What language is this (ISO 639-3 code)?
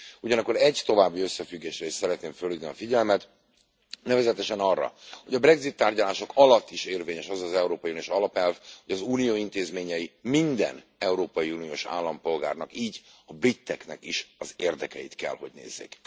hun